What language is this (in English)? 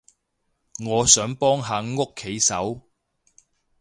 Cantonese